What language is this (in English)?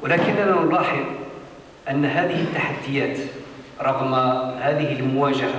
Arabic